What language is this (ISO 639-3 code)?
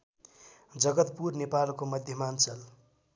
nep